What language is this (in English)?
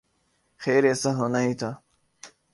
Urdu